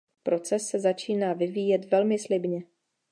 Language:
Czech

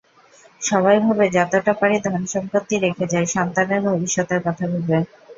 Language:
Bangla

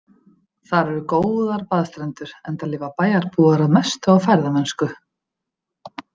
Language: Icelandic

